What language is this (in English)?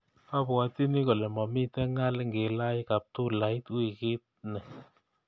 Kalenjin